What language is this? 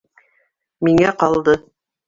Bashkir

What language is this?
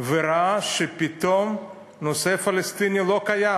Hebrew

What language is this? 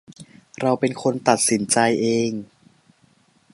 Thai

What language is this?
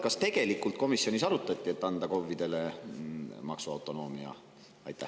Estonian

